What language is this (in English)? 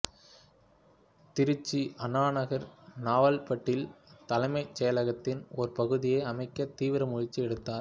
Tamil